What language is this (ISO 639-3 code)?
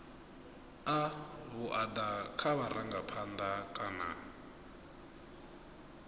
ven